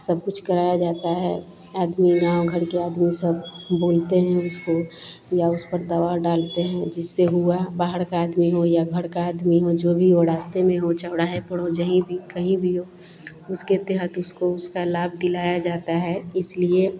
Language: Hindi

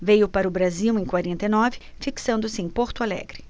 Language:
Portuguese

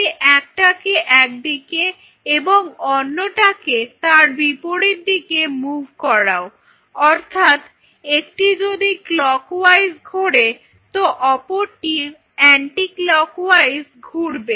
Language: Bangla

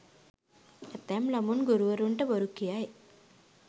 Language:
Sinhala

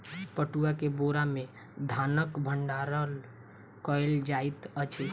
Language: Maithili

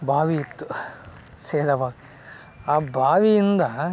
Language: Kannada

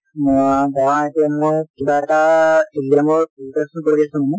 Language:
Assamese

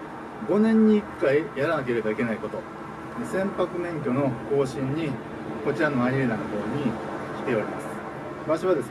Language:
Japanese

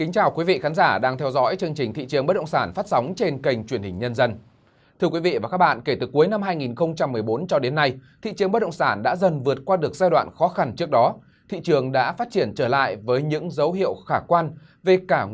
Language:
Vietnamese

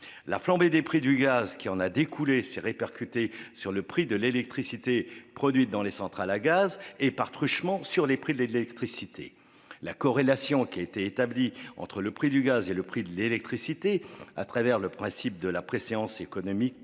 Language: French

